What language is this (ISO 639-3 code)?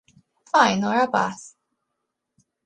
glg